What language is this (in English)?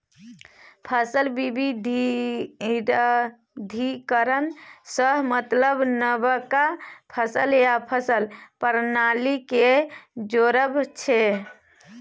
Maithili